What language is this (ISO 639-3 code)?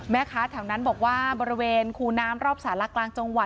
tha